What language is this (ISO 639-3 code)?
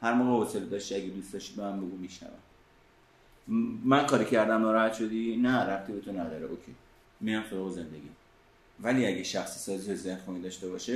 fas